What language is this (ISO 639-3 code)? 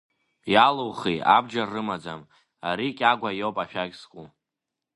abk